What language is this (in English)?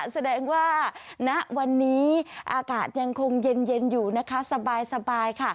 Thai